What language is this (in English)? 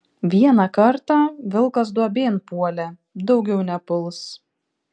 Lithuanian